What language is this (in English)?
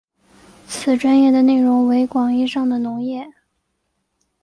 Chinese